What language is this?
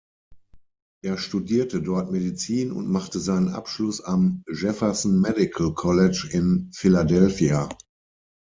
German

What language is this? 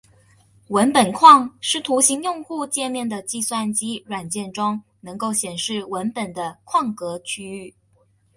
Chinese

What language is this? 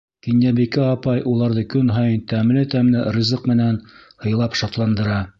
Bashkir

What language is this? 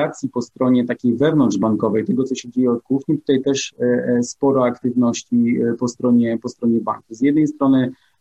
Polish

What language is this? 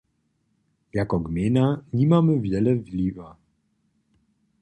Upper Sorbian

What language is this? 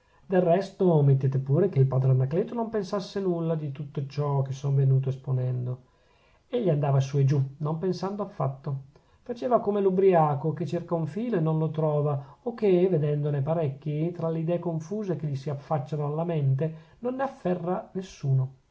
Italian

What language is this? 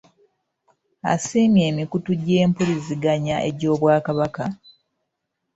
Ganda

